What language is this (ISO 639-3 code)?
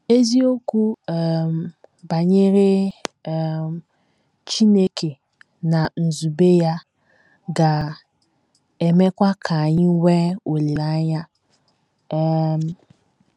ibo